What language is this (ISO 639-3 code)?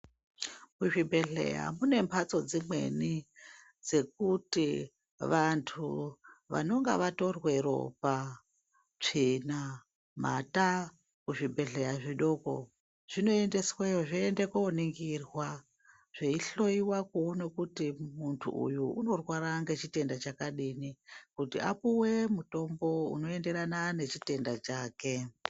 ndc